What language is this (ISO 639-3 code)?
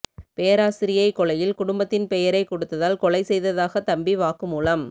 tam